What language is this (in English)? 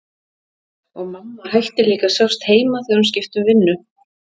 Icelandic